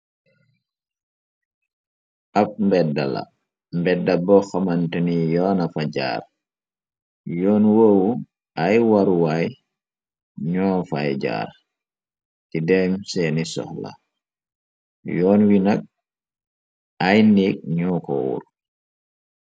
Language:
Wolof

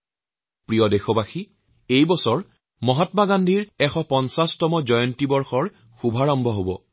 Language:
Assamese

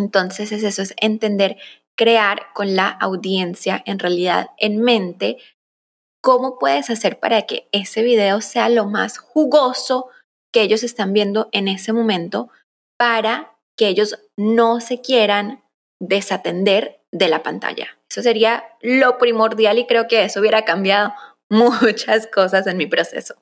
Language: Spanish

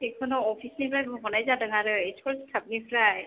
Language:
Bodo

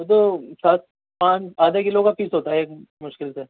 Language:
Urdu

